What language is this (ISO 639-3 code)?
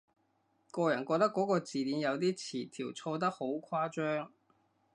yue